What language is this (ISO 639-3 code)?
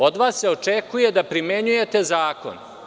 srp